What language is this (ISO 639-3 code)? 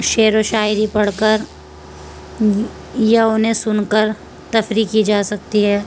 urd